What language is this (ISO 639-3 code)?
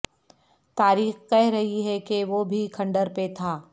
urd